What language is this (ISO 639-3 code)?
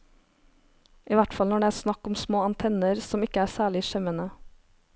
nor